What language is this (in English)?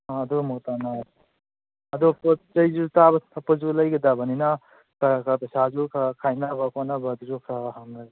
Manipuri